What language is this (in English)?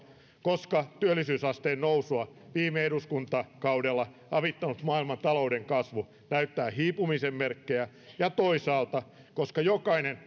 Finnish